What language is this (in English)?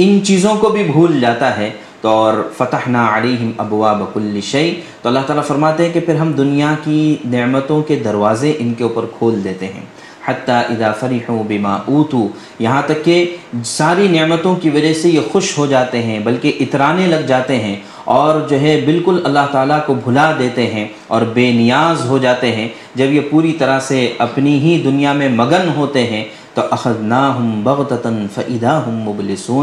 Urdu